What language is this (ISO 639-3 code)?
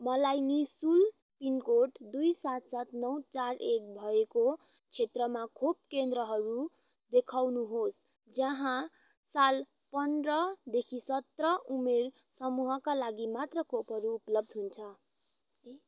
nep